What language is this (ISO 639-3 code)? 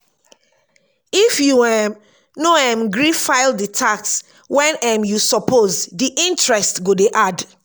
pcm